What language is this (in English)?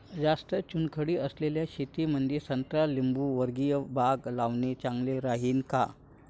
Marathi